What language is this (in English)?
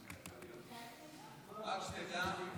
Hebrew